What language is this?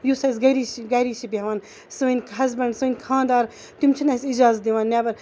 Kashmiri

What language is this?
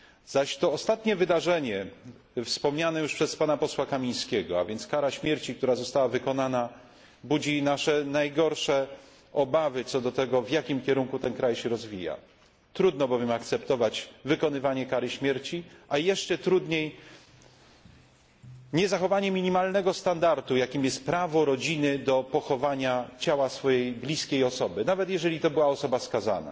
Polish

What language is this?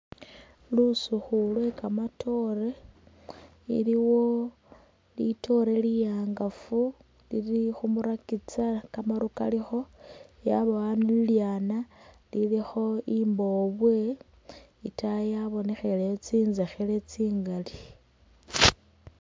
Masaaba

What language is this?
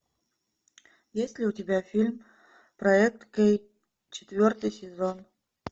Russian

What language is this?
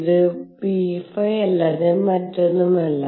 Malayalam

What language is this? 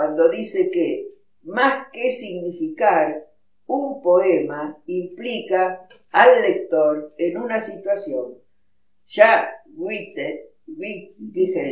Spanish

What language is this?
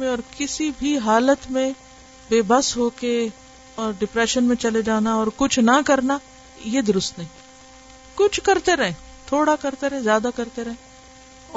Urdu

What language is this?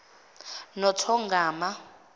Zulu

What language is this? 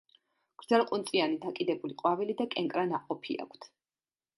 Georgian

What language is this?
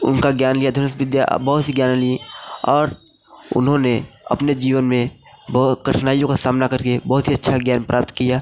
Hindi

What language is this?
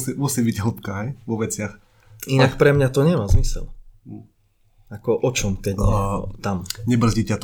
Slovak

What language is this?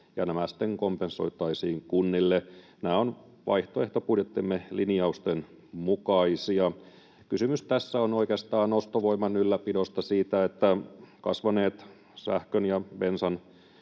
Finnish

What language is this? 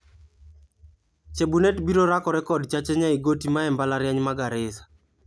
Luo (Kenya and Tanzania)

